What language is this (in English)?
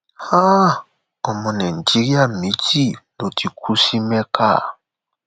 Yoruba